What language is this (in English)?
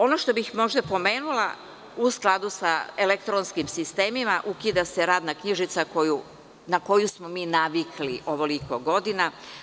Serbian